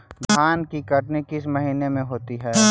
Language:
Magahi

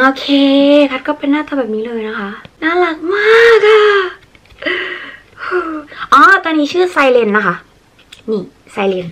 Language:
Thai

